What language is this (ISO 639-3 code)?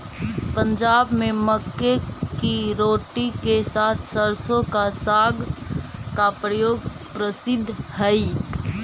mag